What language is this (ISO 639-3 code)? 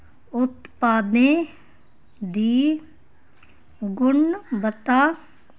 doi